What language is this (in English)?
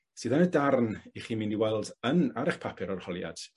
Welsh